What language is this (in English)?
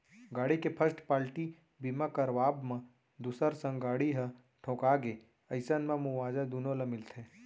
Chhattisgarhi